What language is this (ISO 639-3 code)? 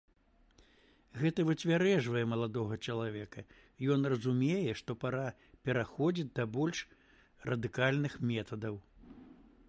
bel